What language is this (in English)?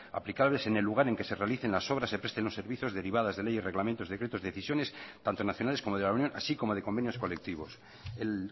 Spanish